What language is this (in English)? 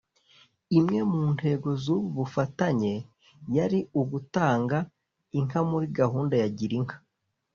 Kinyarwanda